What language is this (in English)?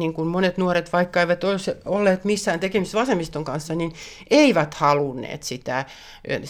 Finnish